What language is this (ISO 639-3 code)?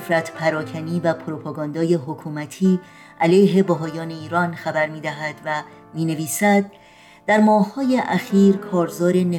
fas